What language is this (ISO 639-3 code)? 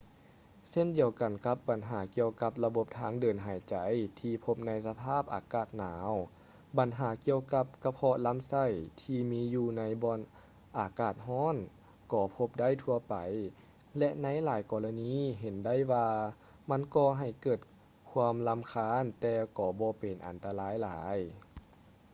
lao